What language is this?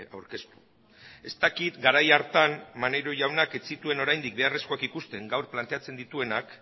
Basque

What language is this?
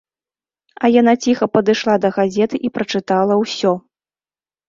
Belarusian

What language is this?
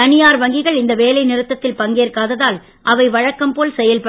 Tamil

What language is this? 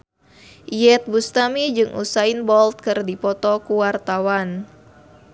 Sundanese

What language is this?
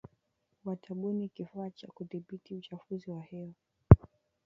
Swahili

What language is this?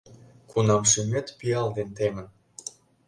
Mari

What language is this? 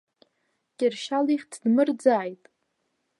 Abkhazian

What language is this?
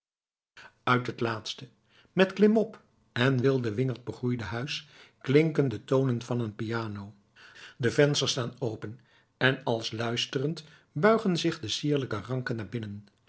Dutch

